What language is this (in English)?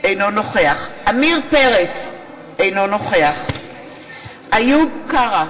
Hebrew